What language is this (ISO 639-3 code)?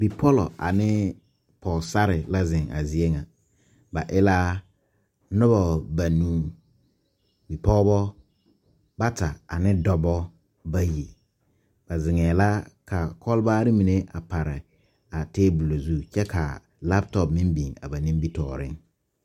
dga